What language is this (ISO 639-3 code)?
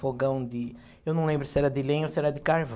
por